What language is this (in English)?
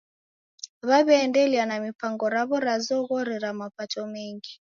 Taita